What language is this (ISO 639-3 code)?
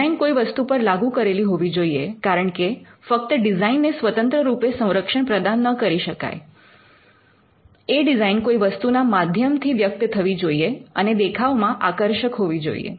guj